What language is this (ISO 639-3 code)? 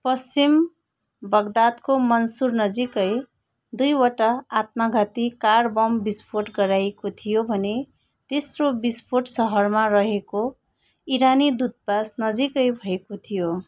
nep